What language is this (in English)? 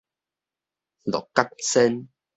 Min Nan Chinese